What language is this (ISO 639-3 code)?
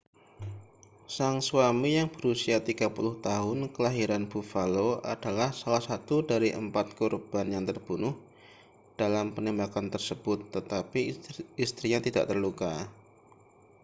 ind